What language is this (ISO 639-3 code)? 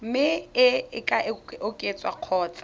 tsn